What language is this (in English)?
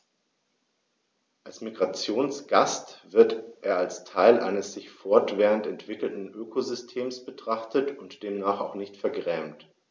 German